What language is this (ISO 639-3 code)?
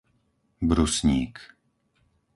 slk